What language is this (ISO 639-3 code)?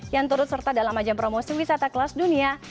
ind